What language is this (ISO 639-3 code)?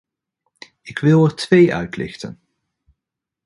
nld